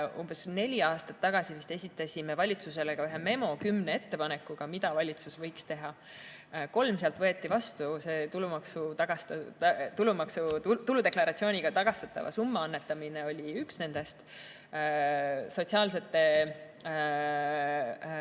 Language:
Estonian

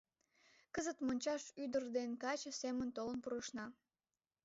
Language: Mari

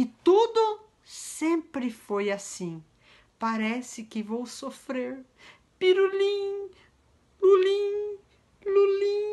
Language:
Portuguese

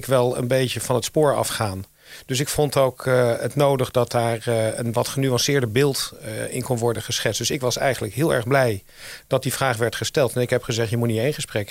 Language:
Dutch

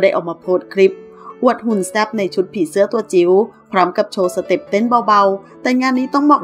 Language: Thai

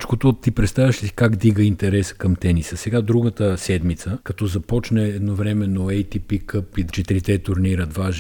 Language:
Bulgarian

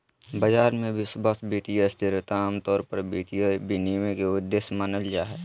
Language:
Magahi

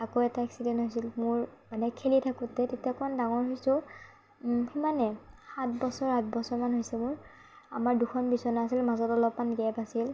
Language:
Assamese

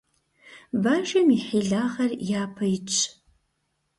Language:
Kabardian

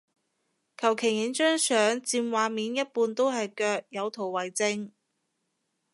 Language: Cantonese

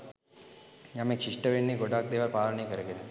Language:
Sinhala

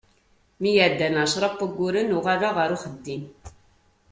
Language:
Kabyle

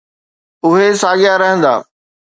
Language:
Sindhi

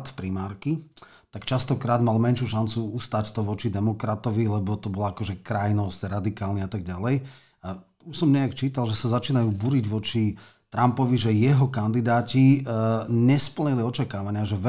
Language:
Slovak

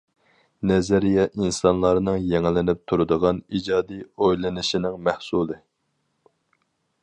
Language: Uyghur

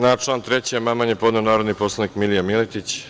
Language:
Serbian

